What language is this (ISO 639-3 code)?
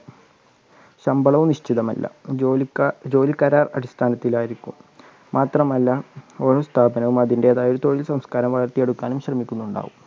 mal